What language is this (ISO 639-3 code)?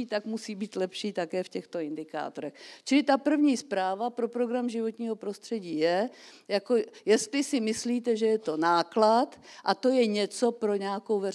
ces